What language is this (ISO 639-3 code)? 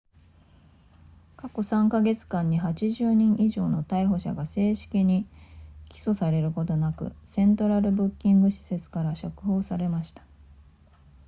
jpn